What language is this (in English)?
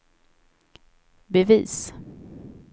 Swedish